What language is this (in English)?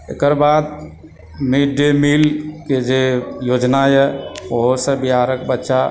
Maithili